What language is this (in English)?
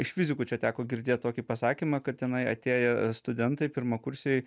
Lithuanian